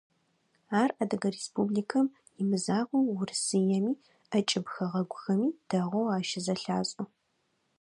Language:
Adyghe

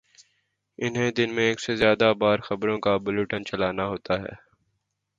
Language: Urdu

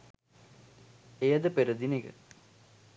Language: Sinhala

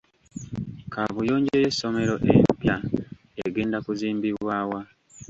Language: Ganda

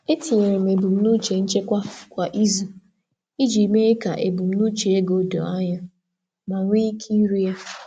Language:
Igbo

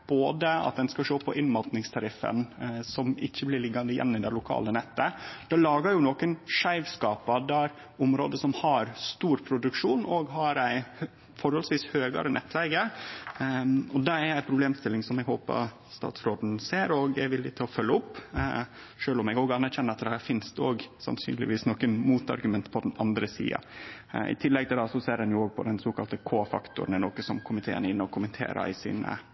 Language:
Norwegian Nynorsk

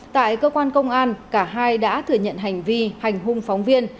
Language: Vietnamese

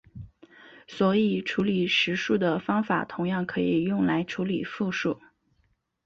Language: Chinese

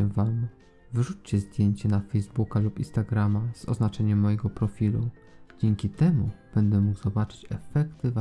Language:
Polish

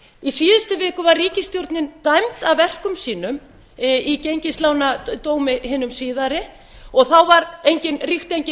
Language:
Icelandic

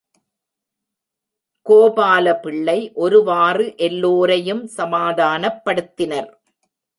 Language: Tamil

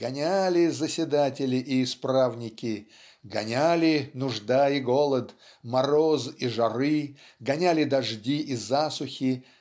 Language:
Russian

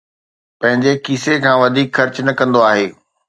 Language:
Sindhi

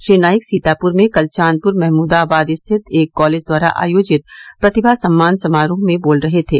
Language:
Hindi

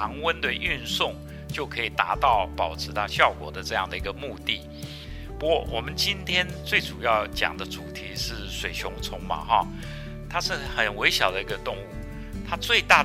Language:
Chinese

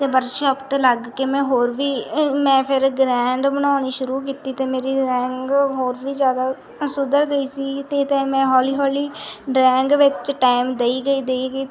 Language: Punjabi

